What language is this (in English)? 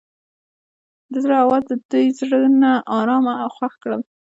Pashto